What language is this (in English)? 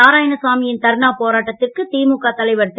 Tamil